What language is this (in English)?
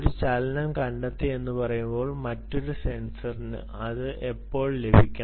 Malayalam